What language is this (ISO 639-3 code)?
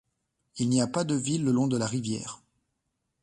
fra